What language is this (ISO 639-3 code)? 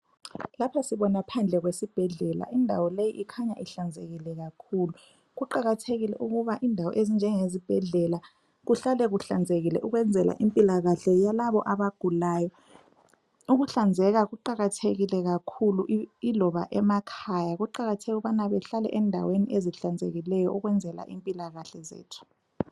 nde